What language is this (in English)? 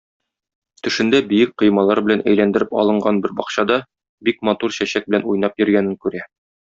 Tatar